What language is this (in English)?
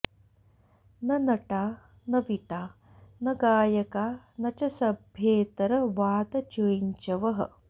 Sanskrit